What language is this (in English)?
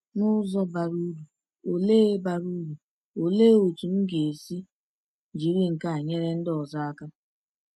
Igbo